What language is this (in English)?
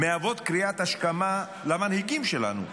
Hebrew